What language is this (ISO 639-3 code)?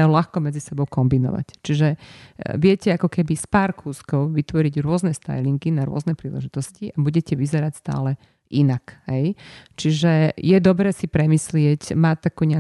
slk